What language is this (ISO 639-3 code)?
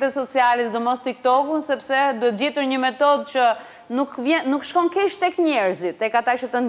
ron